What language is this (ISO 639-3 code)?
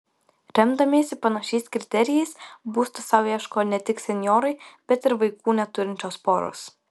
lit